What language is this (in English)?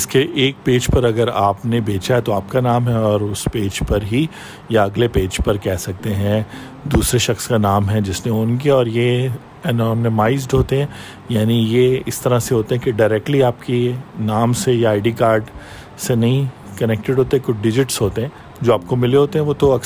Urdu